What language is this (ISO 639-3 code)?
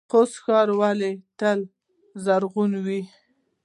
pus